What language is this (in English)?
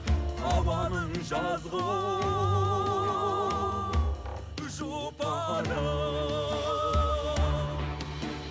Kazakh